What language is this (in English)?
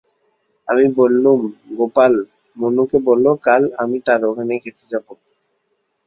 Bangla